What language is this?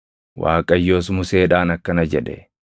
Oromo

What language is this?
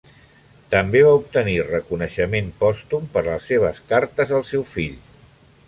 Catalan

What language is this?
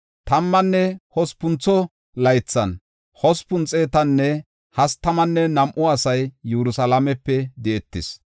Gofa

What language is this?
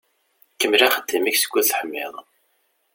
Kabyle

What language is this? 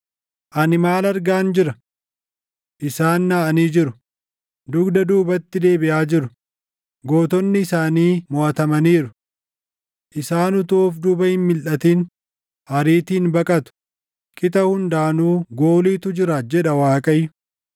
Oromo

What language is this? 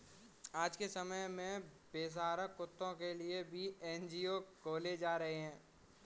Hindi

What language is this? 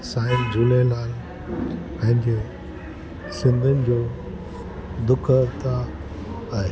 Sindhi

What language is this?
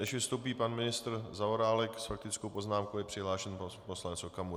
Czech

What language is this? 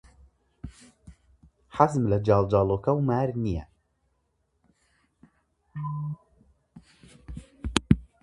Central Kurdish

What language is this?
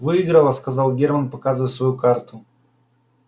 Russian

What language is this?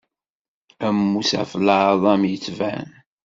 Kabyle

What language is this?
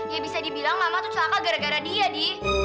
Indonesian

